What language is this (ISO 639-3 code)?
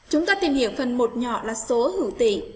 vie